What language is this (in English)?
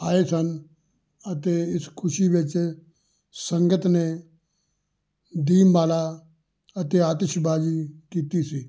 Punjabi